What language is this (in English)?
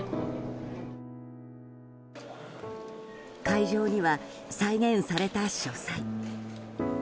Japanese